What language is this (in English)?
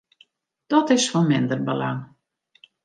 Western Frisian